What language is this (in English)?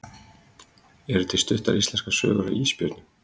Icelandic